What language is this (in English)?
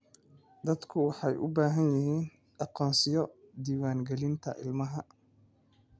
Somali